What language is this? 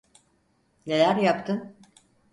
Turkish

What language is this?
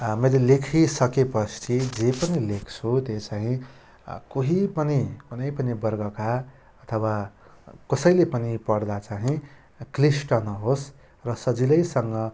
Nepali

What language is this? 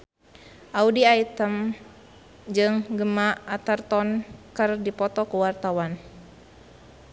Sundanese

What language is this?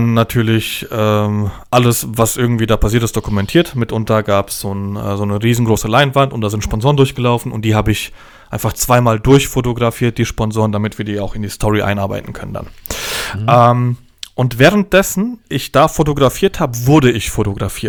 German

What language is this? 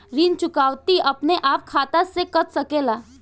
Bhojpuri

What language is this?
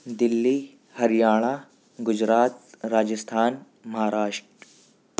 Urdu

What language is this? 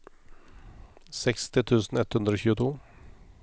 Norwegian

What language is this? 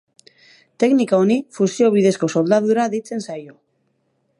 Basque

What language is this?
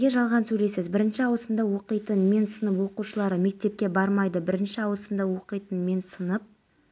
Kazakh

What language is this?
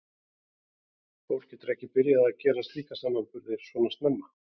Icelandic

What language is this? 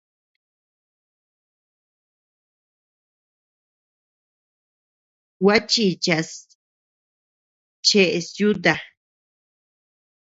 Tepeuxila Cuicatec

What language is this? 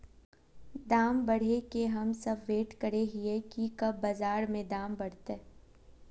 Magahi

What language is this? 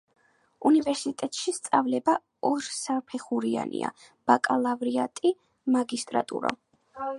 Georgian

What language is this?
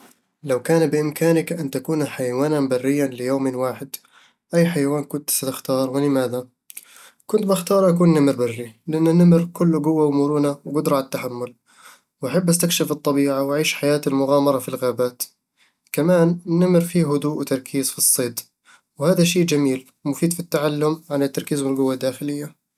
Eastern Egyptian Bedawi Arabic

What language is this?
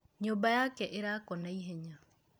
Kikuyu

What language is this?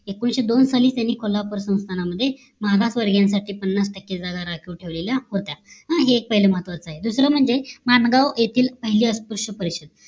Marathi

